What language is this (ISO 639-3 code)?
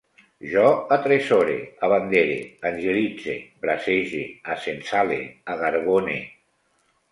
cat